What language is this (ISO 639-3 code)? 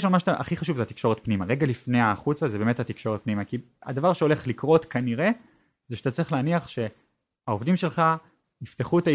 heb